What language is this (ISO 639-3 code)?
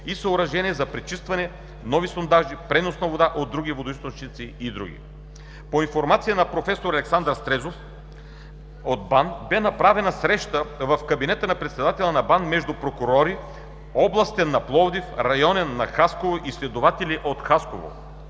bul